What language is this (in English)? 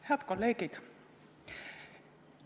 Estonian